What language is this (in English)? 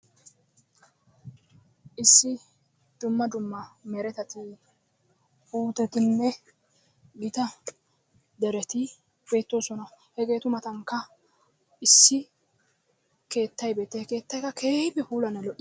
Wolaytta